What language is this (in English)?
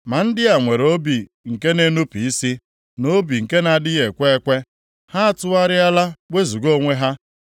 Igbo